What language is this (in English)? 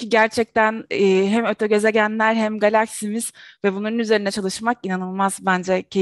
Turkish